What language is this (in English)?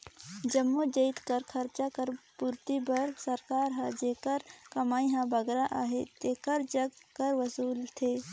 Chhattisgarhi